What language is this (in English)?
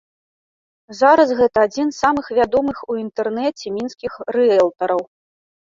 Belarusian